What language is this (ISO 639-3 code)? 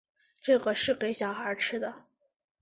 zho